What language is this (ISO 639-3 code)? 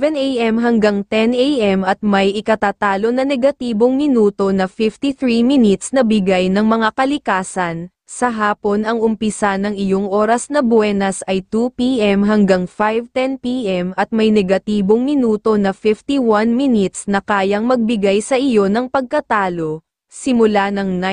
fil